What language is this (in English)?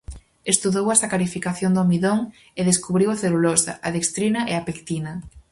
Galician